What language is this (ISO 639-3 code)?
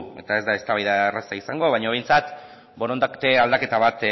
eus